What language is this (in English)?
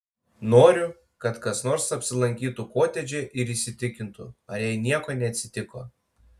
Lithuanian